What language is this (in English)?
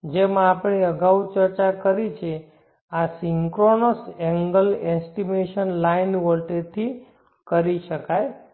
Gujarati